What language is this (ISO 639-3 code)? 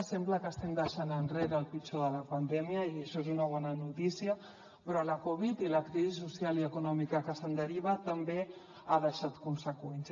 cat